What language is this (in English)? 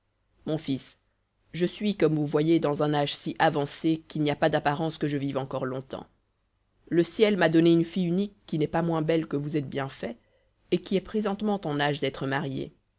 French